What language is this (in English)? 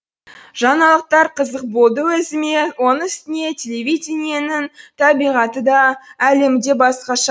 Kazakh